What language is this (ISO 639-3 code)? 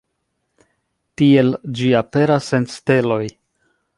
epo